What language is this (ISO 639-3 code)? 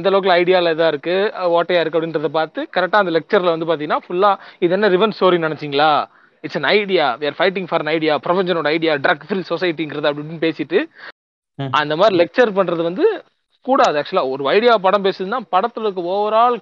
tam